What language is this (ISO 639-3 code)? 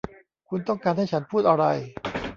tha